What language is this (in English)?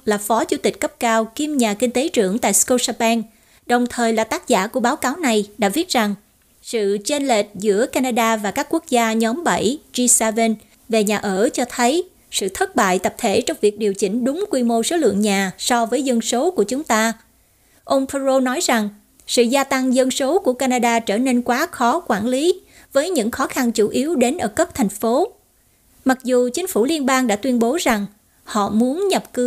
Vietnamese